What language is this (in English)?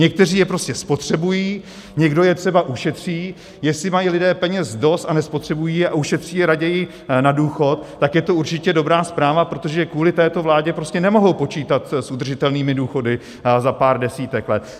Czech